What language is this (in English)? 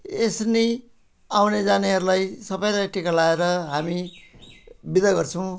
Nepali